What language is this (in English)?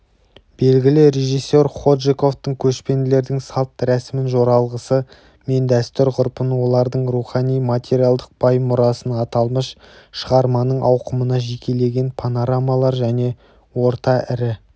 Kazakh